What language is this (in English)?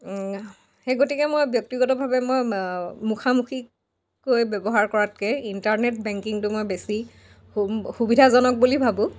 Assamese